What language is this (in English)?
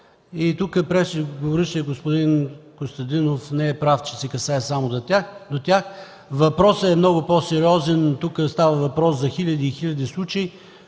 Bulgarian